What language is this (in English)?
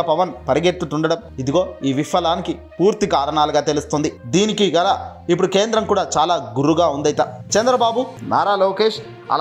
Telugu